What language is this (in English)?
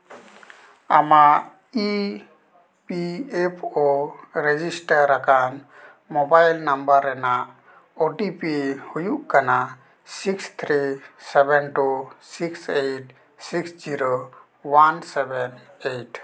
Santali